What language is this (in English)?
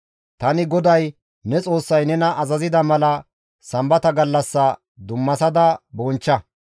Gamo